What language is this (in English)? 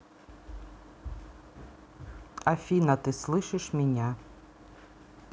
Russian